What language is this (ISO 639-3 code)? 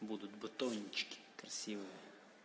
rus